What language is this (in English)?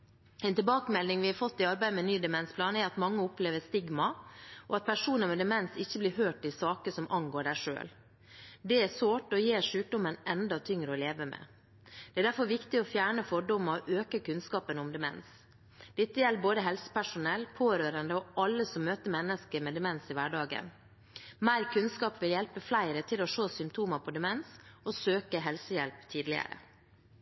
Norwegian Bokmål